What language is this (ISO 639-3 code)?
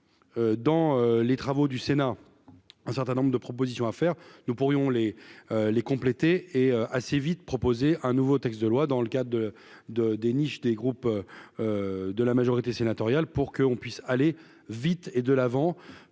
fra